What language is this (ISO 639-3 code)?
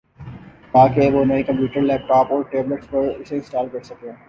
urd